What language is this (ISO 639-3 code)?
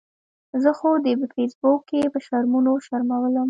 pus